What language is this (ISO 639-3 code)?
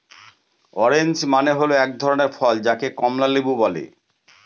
ben